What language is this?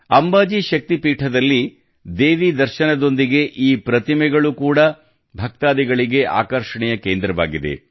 Kannada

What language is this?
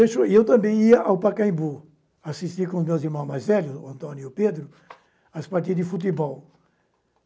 Portuguese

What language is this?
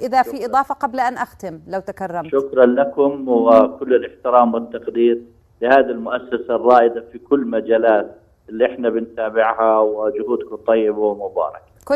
Arabic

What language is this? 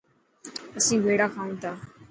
Dhatki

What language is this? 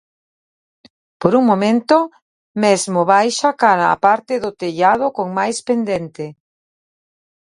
Galician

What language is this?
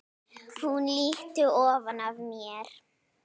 Icelandic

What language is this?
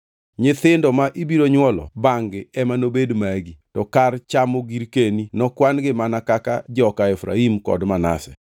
Luo (Kenya and Tanzania)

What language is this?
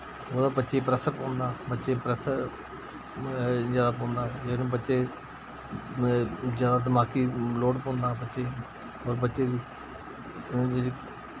Dogri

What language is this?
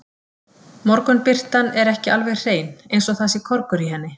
Icelandic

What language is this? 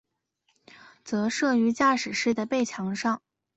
Chinese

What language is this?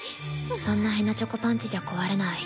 Japanese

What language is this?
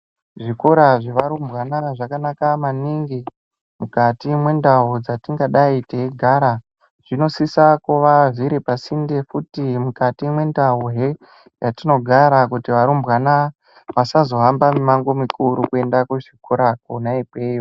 Ndau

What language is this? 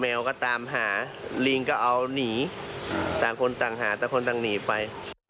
Thai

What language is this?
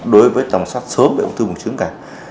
Vietnamese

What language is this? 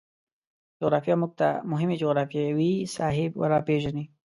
Pashto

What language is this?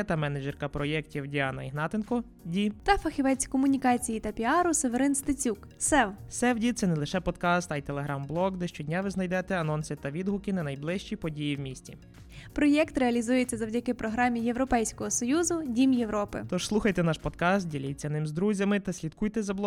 Ukrainian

